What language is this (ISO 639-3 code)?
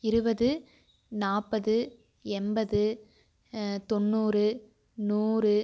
tam